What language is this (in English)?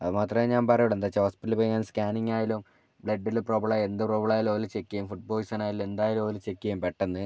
Malayalam